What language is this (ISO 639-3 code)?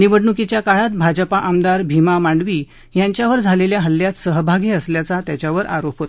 mar